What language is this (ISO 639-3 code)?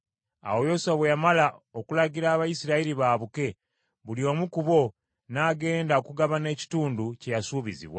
lug